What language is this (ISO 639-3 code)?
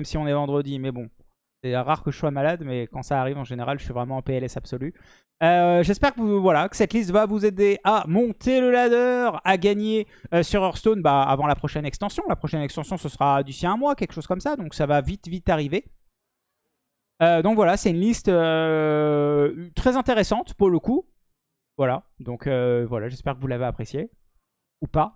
fra